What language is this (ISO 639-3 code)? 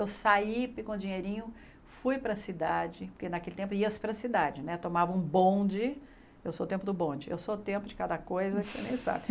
por